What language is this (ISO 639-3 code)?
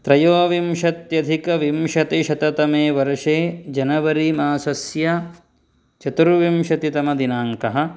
san